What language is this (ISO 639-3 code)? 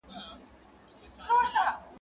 pus